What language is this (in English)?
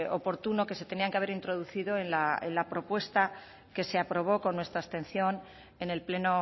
Spanish